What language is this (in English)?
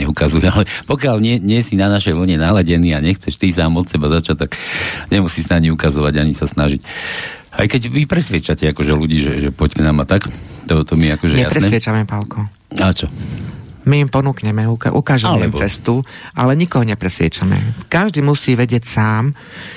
Slovak